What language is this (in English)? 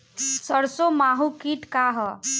Bhojpuri